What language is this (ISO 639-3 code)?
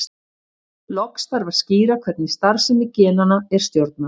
isl